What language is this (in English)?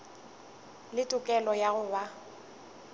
Northern Sotho